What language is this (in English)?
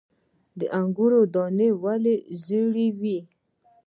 Pashto